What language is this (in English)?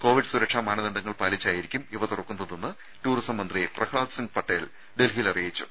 Malayalam